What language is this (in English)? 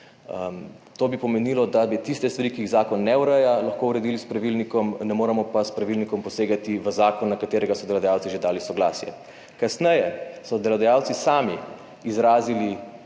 Slovenian